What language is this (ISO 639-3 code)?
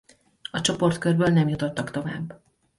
hun